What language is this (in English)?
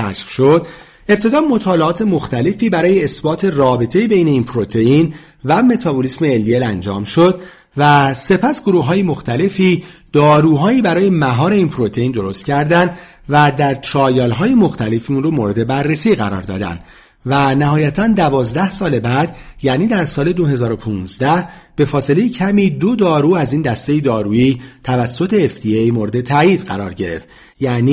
Persian